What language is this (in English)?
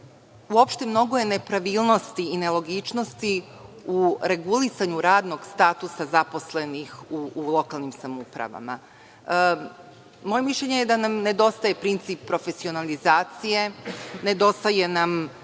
Serbian